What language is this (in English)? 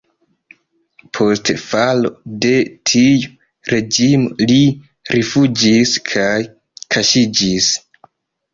Esperanto